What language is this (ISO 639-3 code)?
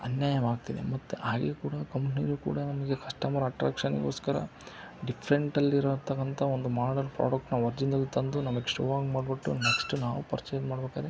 kan